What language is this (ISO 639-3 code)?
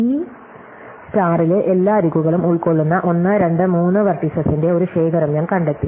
mal